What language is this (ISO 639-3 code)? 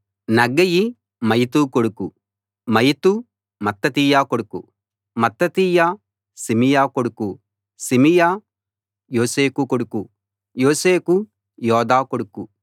tel